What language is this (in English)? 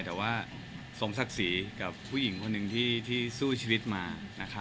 Thai